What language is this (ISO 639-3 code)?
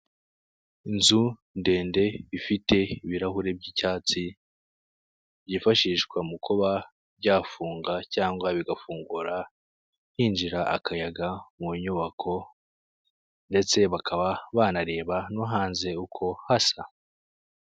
kin